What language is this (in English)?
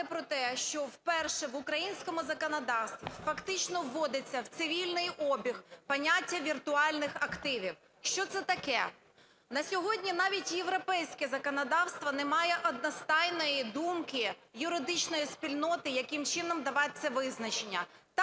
Ukrainian